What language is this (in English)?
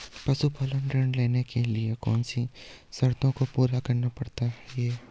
Hindi